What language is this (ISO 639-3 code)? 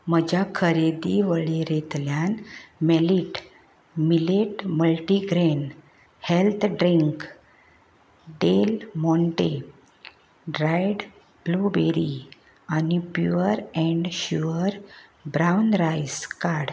kok